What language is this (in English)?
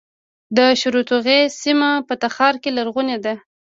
Pashto